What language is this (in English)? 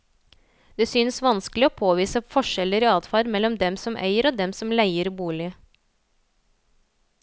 Norwegian